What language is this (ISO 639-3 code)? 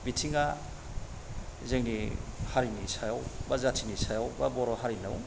brx